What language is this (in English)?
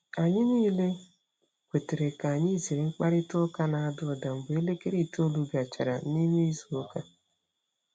Igbo